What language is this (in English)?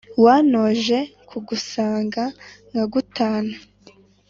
Kinyarwanda